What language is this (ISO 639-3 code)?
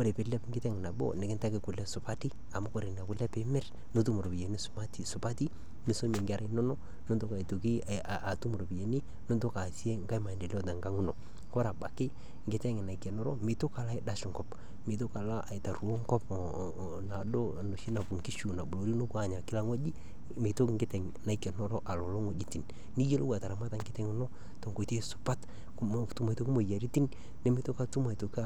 mas